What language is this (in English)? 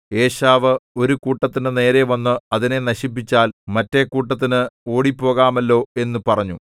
Malayalam